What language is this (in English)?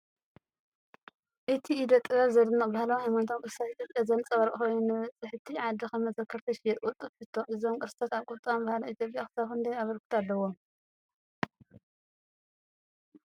Tigrinya